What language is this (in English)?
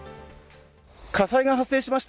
Japanese